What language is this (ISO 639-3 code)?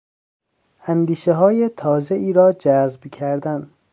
fas